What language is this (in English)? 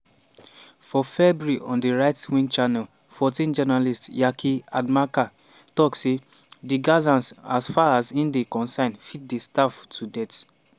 Nigerian Pidgin